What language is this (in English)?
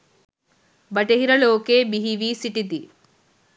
Sinhala